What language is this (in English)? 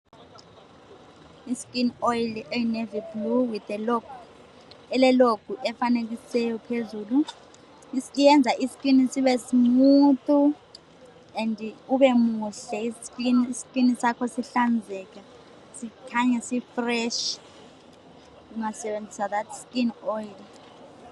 North Ndebele